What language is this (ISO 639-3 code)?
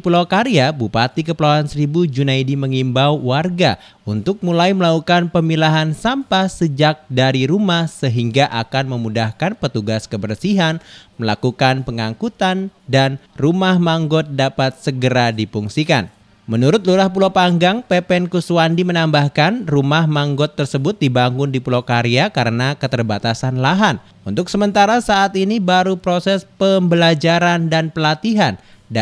ind